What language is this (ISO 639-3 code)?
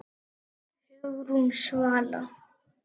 isl